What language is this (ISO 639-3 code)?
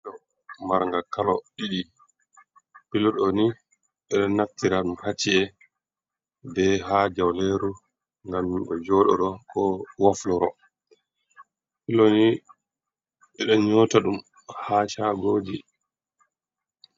ful